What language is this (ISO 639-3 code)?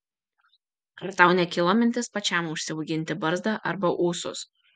lit